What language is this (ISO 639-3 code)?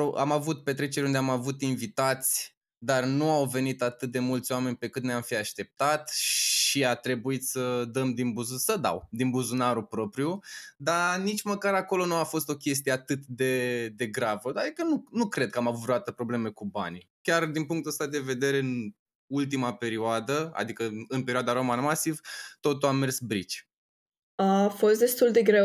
ron